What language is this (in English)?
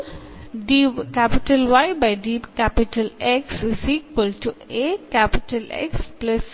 Malayalam